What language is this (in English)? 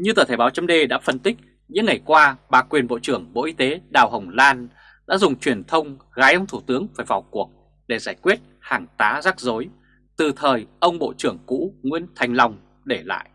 Vietnamese